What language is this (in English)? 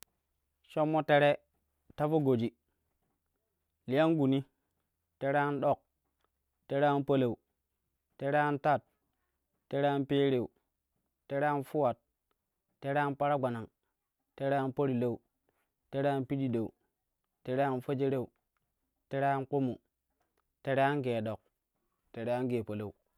Kushi